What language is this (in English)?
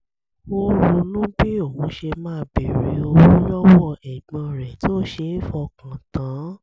Yoruba